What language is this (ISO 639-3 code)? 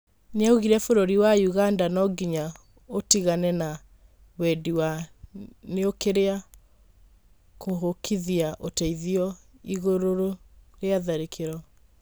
kik